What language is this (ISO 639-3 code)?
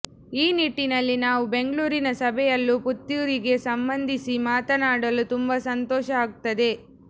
kan